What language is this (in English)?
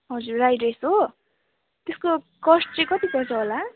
Nepali